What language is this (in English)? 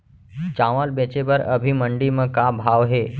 Chhattisgarhi